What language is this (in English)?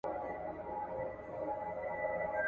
Pashto